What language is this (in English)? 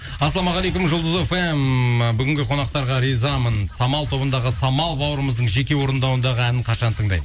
Kazakh